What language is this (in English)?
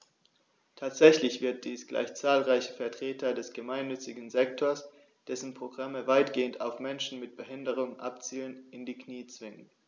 German